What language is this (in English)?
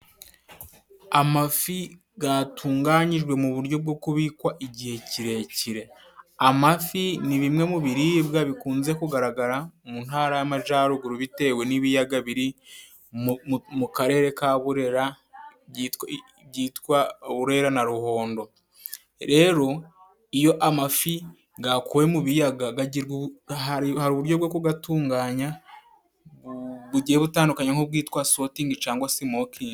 Kinyarwanda